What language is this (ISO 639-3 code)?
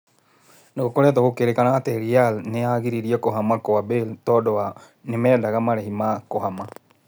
kik